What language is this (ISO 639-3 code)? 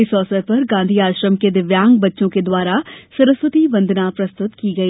hin